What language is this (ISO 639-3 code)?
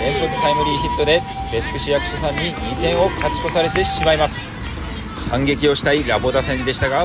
jpn